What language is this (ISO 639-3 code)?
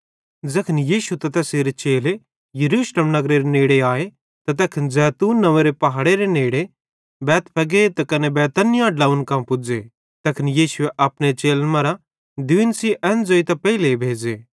bhd